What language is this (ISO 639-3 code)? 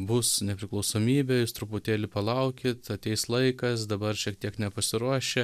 lit